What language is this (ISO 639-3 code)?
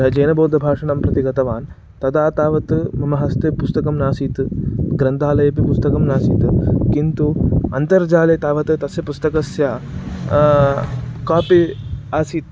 san